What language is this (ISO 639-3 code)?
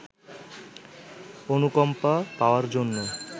ben